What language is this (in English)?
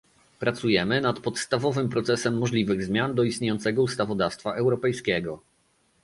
Polish